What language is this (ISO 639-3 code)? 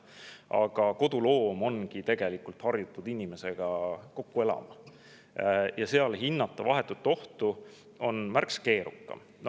est